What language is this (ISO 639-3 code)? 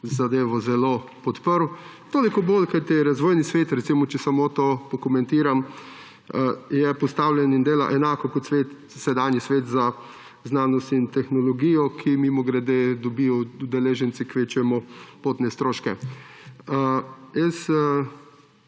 slv